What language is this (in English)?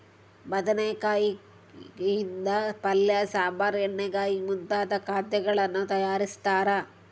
Kannada